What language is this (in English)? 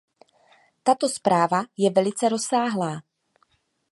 Czech